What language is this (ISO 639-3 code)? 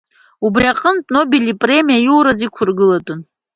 abk